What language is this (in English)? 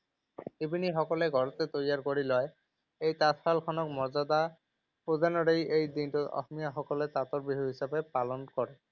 Assamese